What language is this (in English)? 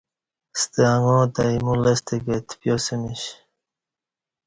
Kati